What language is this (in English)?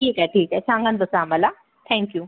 Marathi